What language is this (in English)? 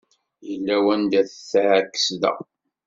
Kabyle